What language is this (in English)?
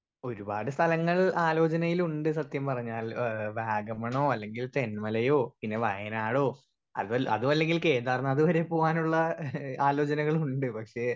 Malayalam